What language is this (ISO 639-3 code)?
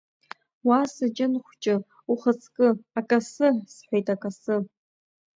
abk